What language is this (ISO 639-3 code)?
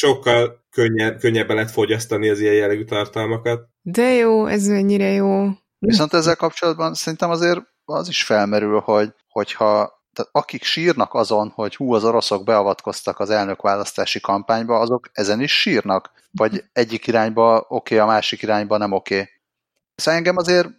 hun